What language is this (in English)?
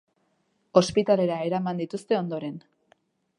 Basque